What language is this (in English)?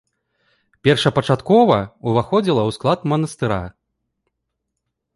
Belarusian